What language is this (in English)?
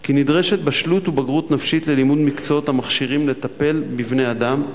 Hebrew